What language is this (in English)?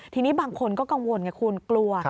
Thai